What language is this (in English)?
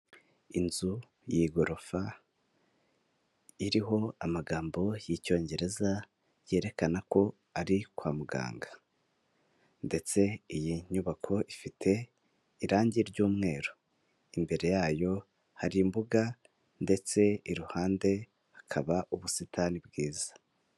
Kinyarwanda